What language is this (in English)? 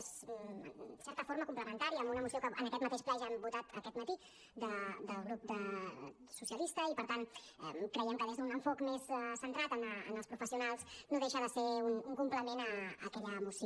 Catalan